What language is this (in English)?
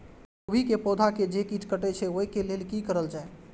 Maithili